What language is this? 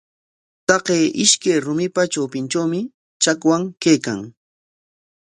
Corongo Ancash Quechua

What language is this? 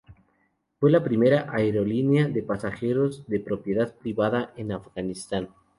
Spanish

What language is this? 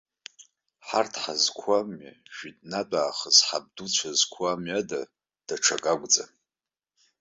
Abkhazian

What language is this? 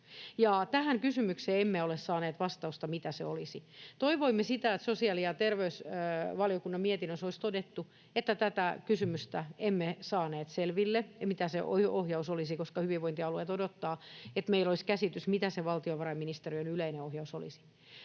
Finnish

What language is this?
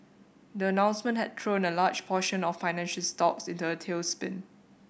English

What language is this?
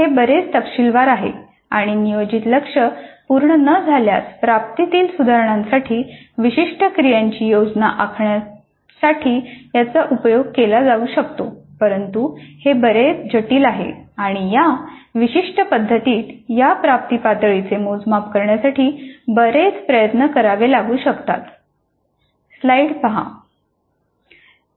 Marathi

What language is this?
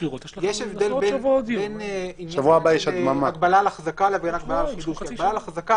Hebrew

